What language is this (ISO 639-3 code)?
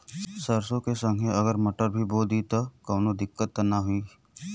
bho